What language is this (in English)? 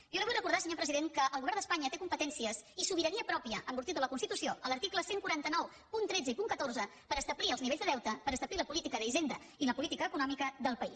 Catalan